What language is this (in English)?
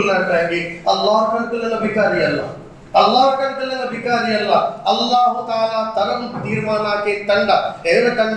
Urdu